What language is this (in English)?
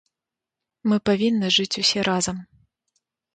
Belarusian